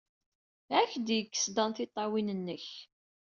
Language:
Kabyle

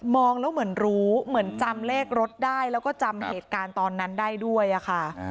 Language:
Thai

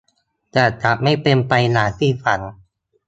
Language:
Thai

